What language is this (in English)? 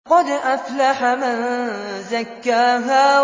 Arabic